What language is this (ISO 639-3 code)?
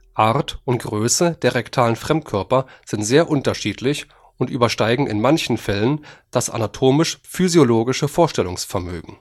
deu